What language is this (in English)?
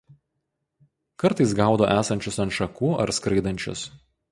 Lithuanian